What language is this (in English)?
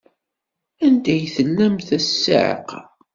Kabyle